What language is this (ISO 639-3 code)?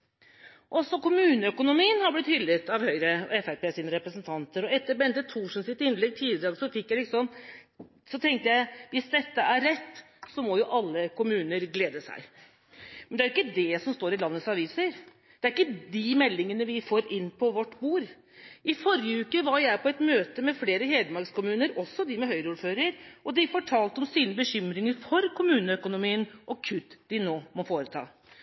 nob